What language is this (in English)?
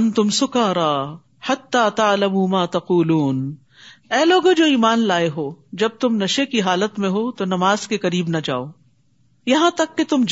Urdu